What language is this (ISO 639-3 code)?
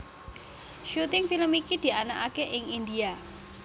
jav